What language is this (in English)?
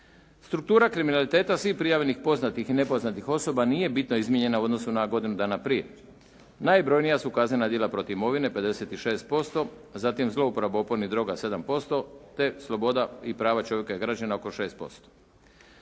Croatian